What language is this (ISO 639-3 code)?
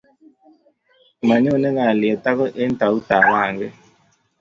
kln